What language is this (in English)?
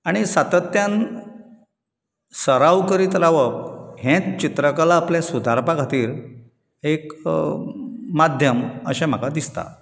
Konkani